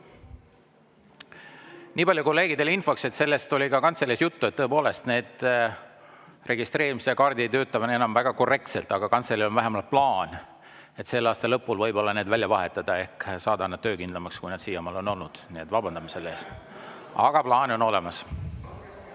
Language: Estonian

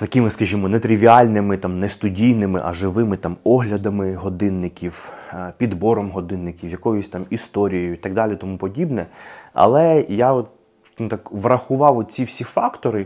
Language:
Ukrainian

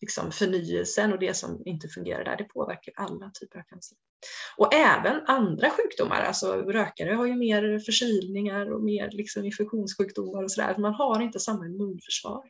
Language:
Swedish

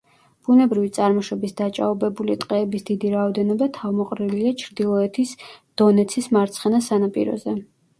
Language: Georgian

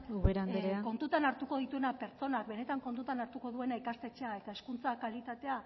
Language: Basque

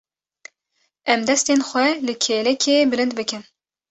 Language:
Kurdish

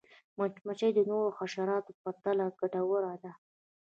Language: Pashto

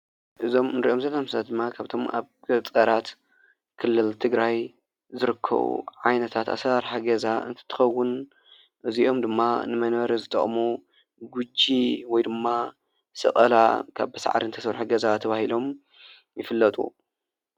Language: Tigrinya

